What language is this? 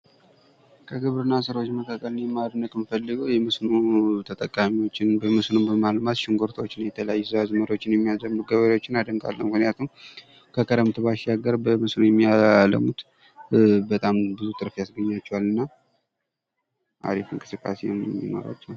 Amharic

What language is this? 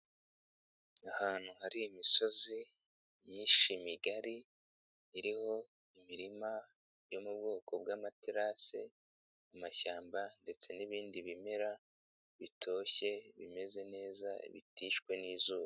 Kinyarwanda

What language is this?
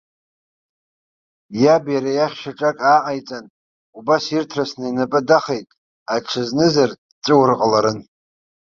Abkhazian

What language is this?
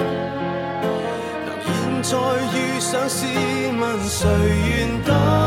Chinese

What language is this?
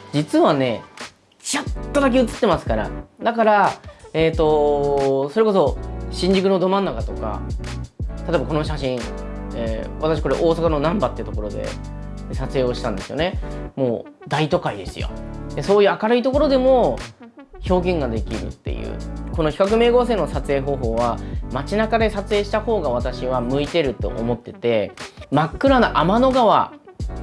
Japanese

